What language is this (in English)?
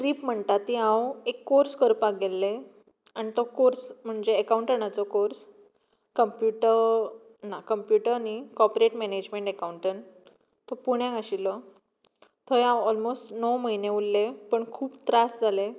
Konkani